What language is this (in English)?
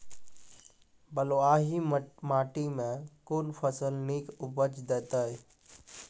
Maithili